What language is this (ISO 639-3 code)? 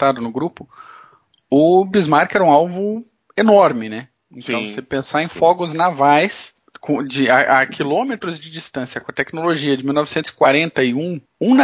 por